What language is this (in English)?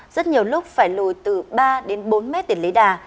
Vietnamese